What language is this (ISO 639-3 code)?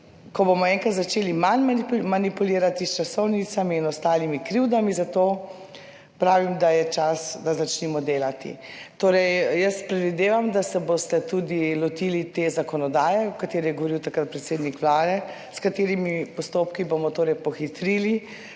slv